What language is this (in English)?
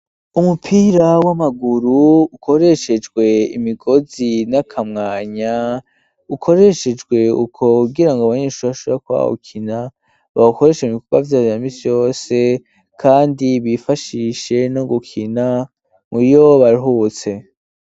Rundi